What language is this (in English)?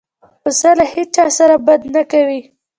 Pashto